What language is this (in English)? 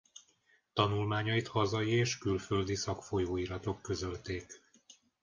Hungarian